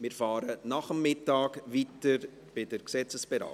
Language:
Swiss German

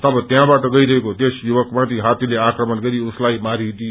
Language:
Nepali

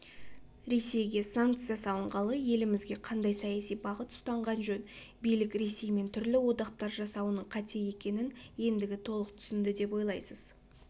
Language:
Kazakh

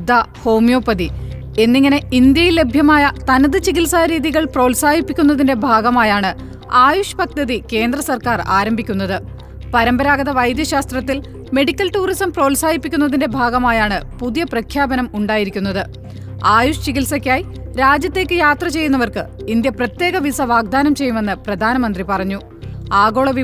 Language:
Malayalam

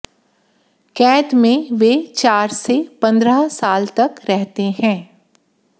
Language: Hindi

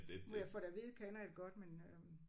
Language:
Danish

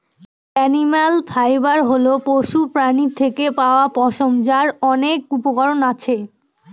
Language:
Bangla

